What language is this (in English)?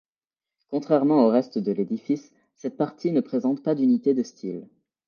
French